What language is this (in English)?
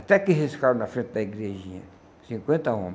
Portuguese